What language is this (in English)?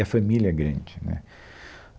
Portuguese